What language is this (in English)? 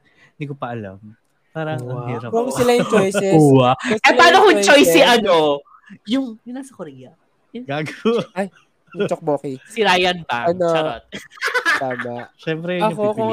Filipino